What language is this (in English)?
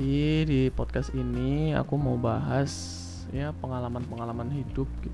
Indonesian